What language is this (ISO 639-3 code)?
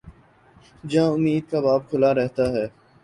urd